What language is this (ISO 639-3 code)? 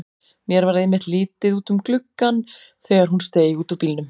isl